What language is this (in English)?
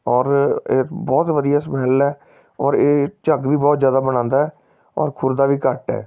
Punjabi